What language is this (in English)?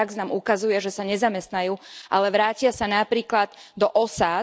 Slovak